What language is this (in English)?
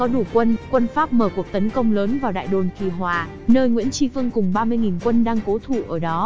Vietnamese